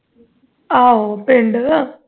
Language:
Punjabi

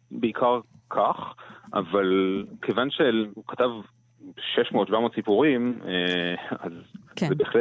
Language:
Hebrew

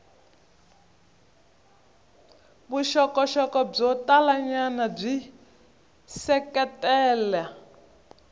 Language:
Tsonga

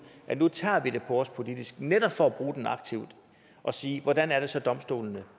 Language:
Danish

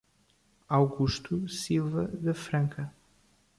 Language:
Portuguese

